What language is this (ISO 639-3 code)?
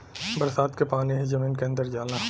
bho